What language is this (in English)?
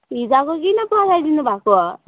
Nepali